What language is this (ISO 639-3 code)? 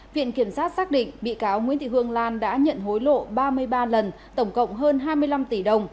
vie